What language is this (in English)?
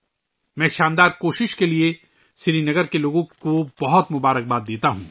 Urdu